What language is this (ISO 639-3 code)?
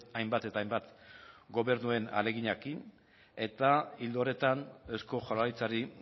eus